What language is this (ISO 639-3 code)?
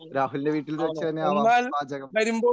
mal